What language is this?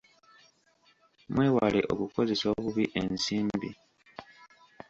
Ganda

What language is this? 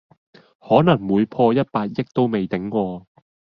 Cantonese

